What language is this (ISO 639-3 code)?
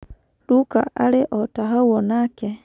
kik